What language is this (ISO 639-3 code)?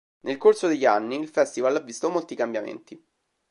ita